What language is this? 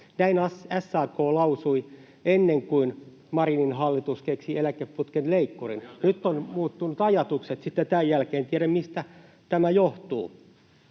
Finnish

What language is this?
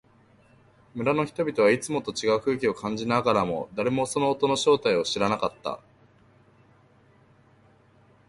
Japanese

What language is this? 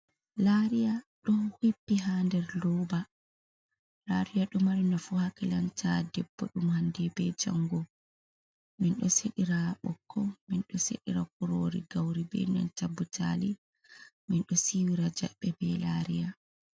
Fula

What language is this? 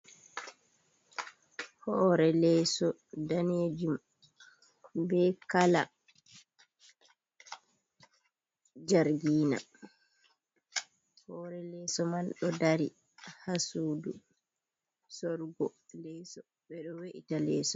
Fula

